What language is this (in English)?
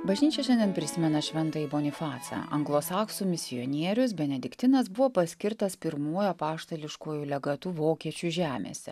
Lithuanian